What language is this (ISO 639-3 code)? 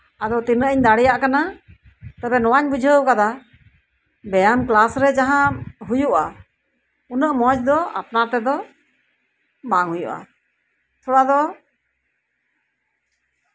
sat